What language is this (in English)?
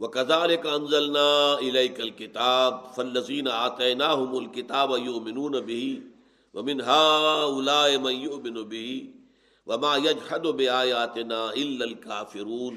Urdu